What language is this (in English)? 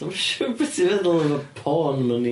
Welsh